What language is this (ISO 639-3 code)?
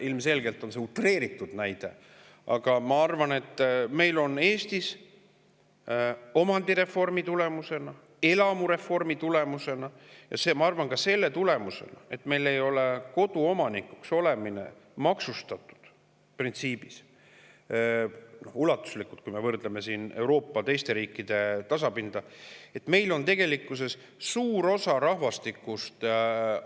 est